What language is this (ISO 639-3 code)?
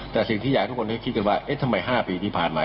tha